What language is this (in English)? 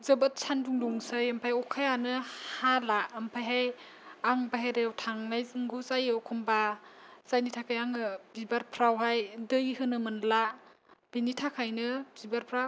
Bodo